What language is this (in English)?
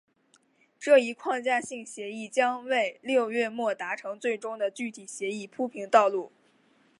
Chinese